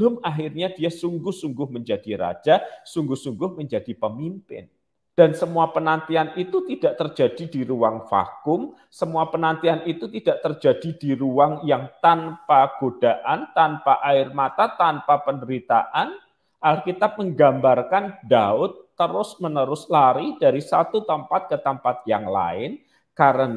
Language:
Indonesian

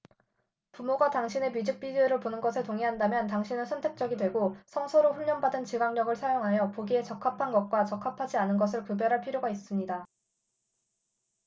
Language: Korean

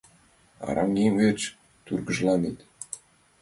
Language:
Mari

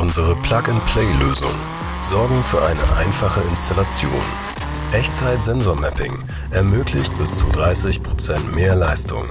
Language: German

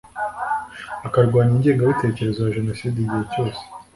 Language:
Kinyarwanda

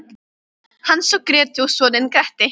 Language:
Icelandic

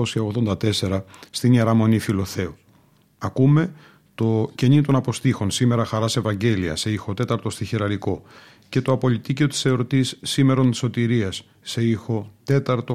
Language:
Greek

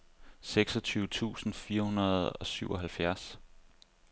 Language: Danish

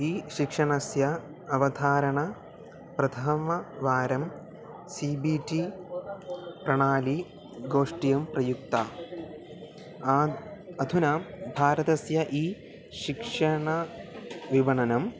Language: Sanskrit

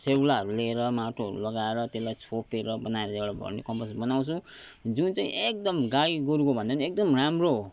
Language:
Nepali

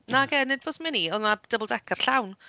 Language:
Welsh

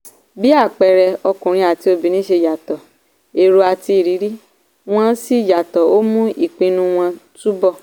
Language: Yoruba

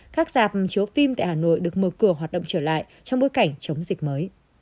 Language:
Vietnamese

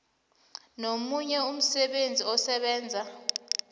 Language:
South Ndebele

